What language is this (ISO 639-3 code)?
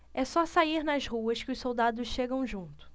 por